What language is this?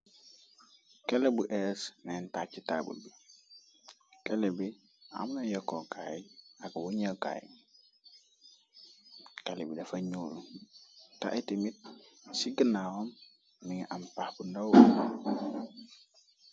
Wolof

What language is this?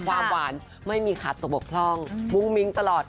Thai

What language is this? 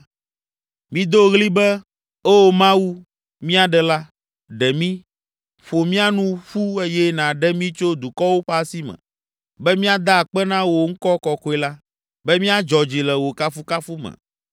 Ewe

